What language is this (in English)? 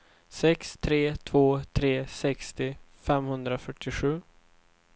Swedish